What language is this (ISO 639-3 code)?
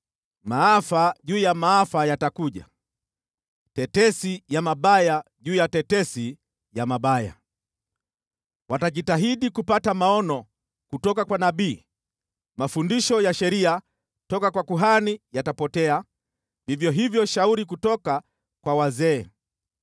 swa